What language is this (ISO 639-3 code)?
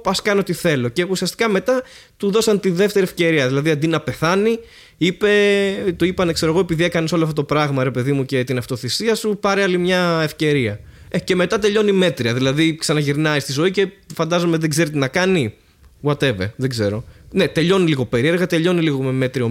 ell